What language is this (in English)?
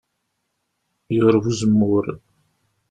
Kabyle